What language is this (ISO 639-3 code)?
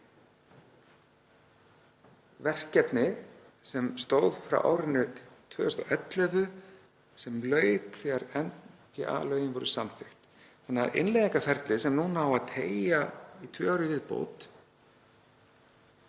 isl